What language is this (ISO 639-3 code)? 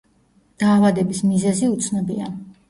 kat